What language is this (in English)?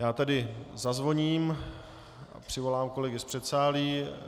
Czech